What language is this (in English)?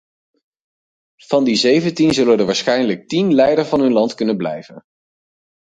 Dutch